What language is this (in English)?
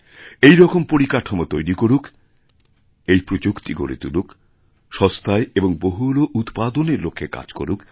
Bangla